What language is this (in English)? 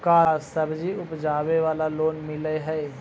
Magahi